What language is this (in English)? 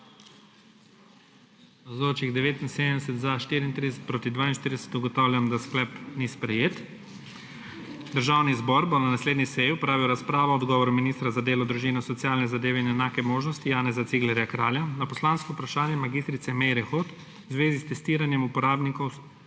Slovenian